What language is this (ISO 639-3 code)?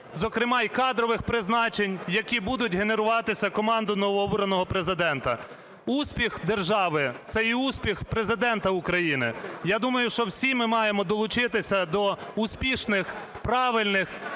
ukr